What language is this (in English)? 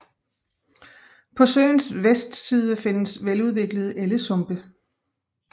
Danish